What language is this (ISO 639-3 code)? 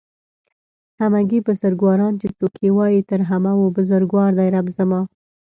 pus